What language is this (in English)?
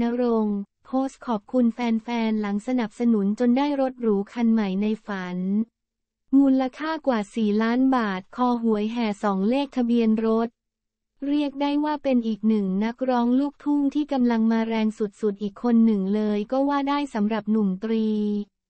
Thai